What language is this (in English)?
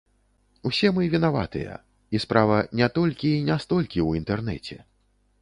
Belarusian